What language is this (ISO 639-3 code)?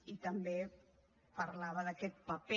cat